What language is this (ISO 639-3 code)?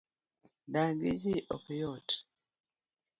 luo